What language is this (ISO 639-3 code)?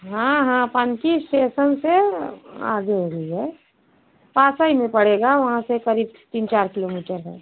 hin